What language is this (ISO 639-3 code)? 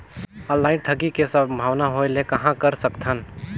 hne